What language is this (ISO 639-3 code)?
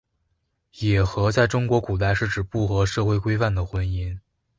zho